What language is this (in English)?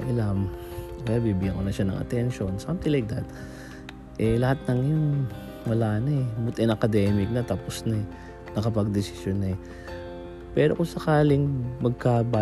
Filipino